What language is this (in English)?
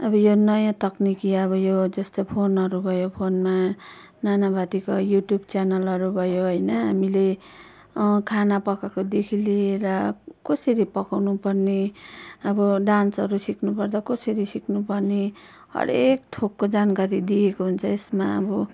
Nepali